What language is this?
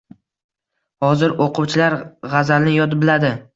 Uzbek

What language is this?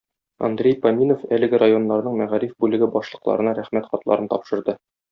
Tatar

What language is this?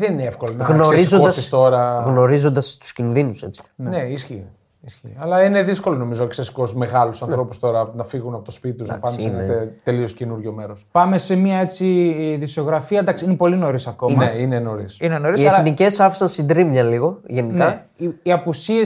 Greek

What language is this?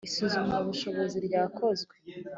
Kinyarwanda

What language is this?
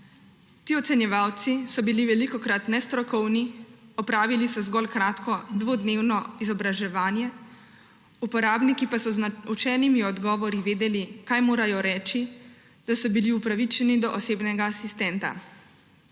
Slovenian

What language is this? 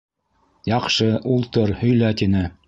Bashkir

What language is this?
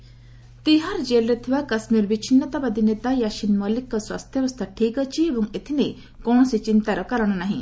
Odia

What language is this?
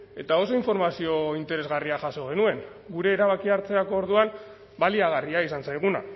Basque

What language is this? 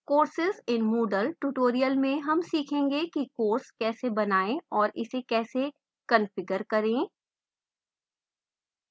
Hindi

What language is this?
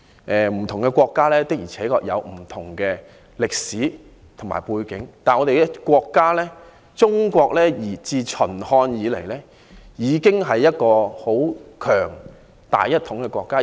Cantonese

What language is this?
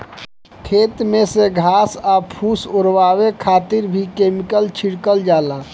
Bhojpuri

